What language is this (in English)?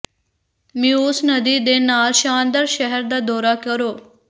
Punjabi